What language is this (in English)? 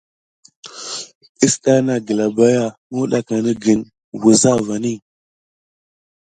Gidar